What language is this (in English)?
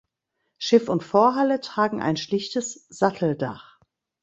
German